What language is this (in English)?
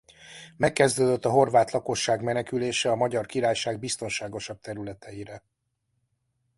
Hungarian